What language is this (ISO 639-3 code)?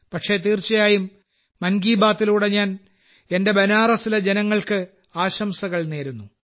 mal